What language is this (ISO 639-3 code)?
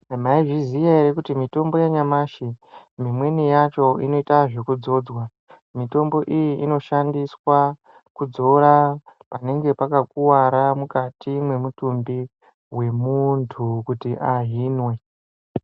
ndc